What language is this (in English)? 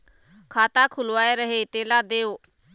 Chhattisgarhi